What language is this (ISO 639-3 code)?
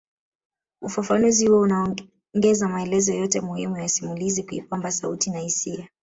swa